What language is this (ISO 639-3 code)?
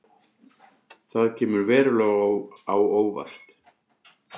isl